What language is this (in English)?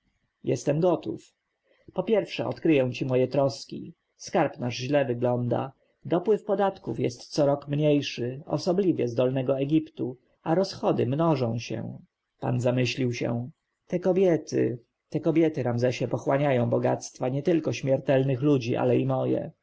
Polish